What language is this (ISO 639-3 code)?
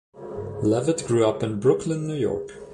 eng